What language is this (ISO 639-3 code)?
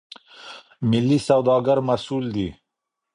pus